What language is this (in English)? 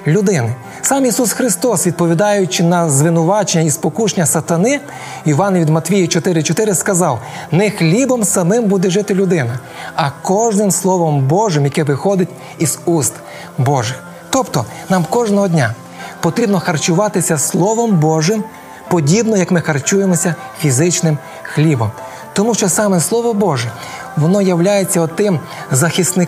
Ukrainian